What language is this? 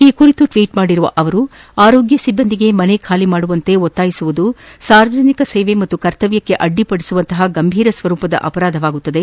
Kannada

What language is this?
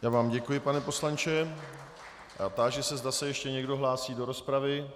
Czech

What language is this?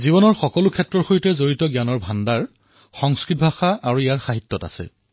Assamese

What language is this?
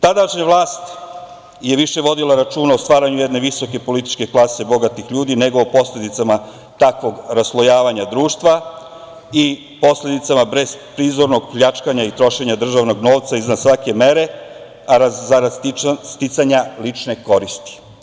Serbian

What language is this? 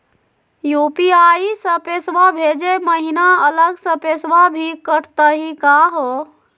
Magahi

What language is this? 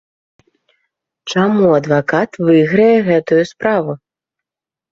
Belarusian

